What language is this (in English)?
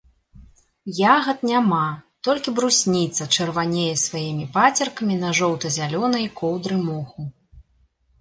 Belarusian